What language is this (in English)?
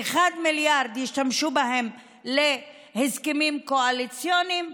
Hebrew